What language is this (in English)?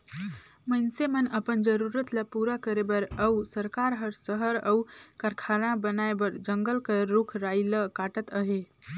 Chhattisgarhi